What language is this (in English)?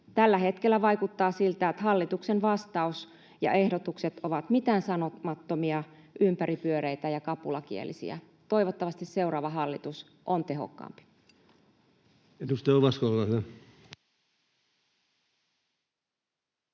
Finnish